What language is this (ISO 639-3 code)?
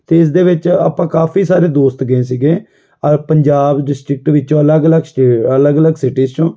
pan